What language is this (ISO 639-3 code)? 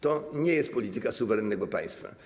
pol